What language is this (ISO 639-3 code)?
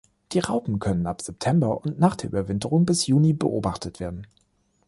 deu